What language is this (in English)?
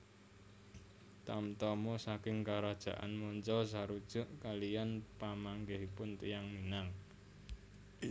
Javanese